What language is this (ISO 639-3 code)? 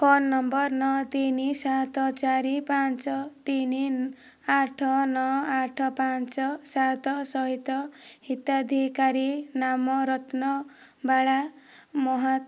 ori